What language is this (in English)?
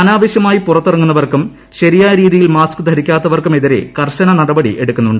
Malayalam